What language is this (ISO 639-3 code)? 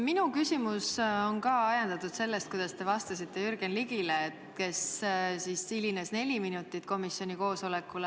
est